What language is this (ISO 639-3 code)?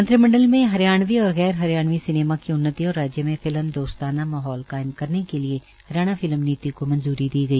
hin